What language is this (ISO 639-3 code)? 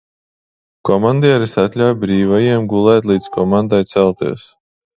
lav